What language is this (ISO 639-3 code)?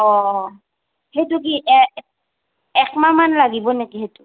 asm